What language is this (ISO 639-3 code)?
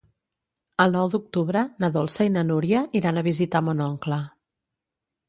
cat